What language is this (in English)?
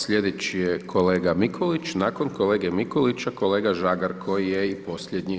Croatian